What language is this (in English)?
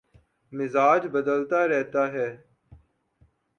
Urdu